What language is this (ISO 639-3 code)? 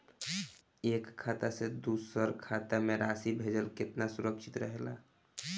bho